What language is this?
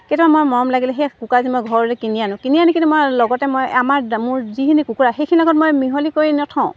Assamese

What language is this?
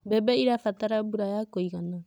Kikuyu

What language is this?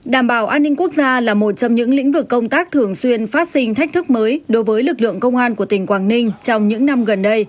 Vietnamese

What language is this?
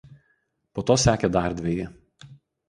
Lithuanian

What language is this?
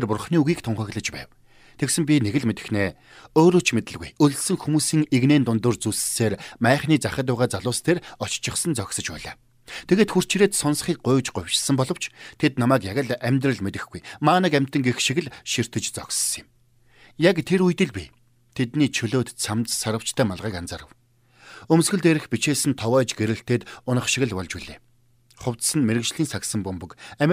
Turkish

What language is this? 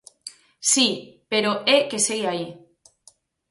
Galician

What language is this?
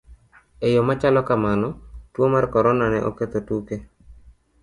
Luo (Kenya and Tanzania)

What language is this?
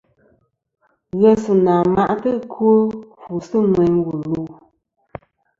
Kom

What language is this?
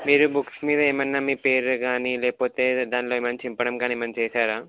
Telugu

